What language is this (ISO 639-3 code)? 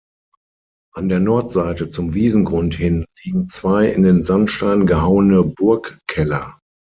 deu